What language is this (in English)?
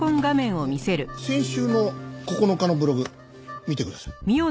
Japanese